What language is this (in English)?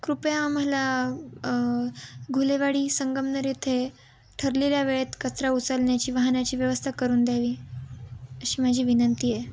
Marathi